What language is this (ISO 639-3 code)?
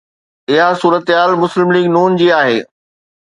snd